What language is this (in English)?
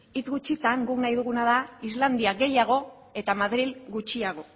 Basque